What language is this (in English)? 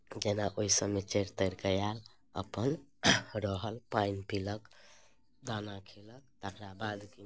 Maithili